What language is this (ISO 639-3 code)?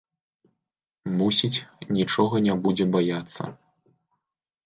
bel